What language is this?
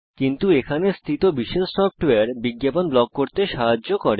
Bangla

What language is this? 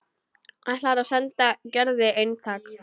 Icelandic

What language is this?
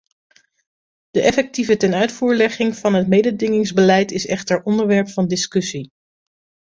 Dutch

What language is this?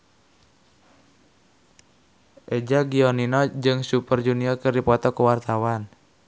Sundanese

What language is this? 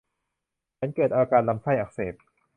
Thai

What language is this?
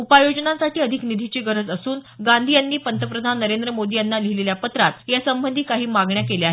Marathi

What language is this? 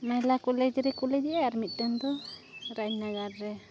Santali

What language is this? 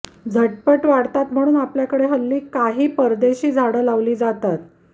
Marathi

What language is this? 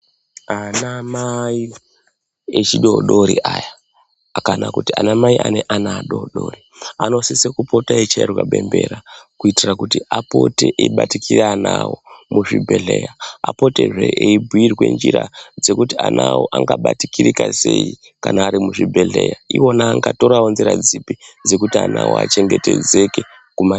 Ndau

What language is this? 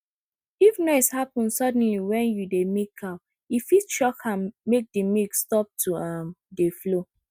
Nigerian Pidgin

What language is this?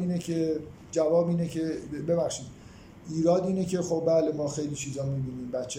Persian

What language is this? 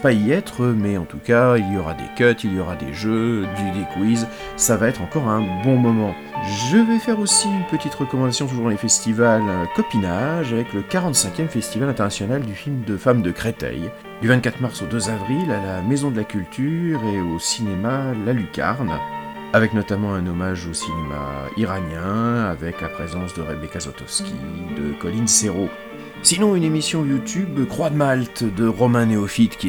French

